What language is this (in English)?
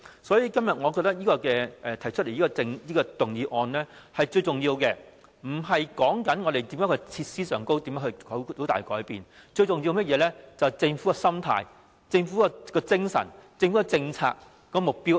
Cantonese